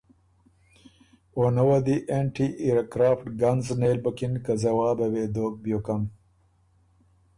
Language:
Ormuri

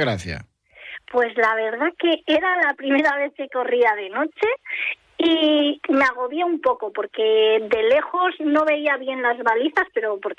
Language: Spanish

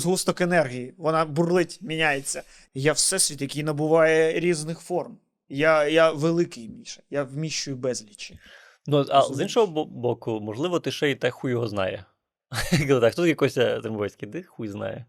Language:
Ukrainian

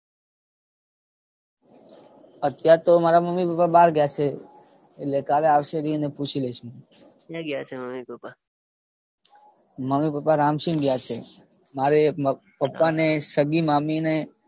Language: Gujarati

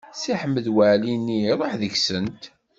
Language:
Kabyle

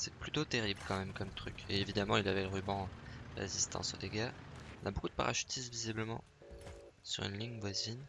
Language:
French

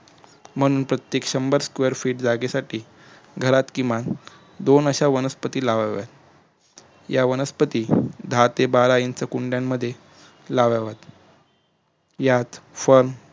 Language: Marathi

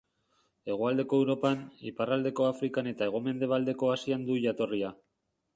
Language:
Basque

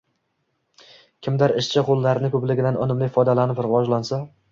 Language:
Uzbek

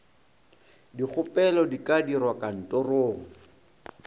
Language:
Northern Sotho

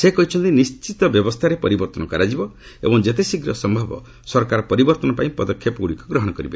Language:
Odia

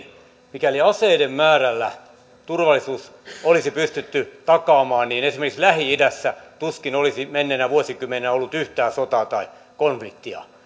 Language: Finnish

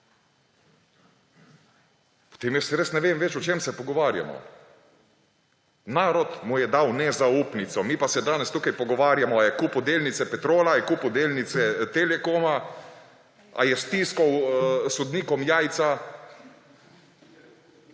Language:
Slovenian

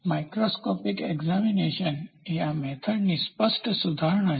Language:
Gujarati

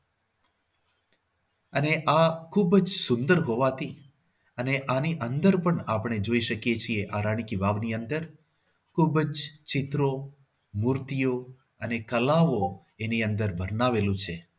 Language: Gujarati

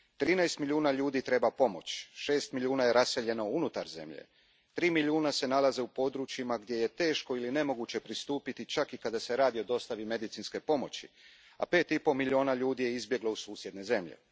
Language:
Croatian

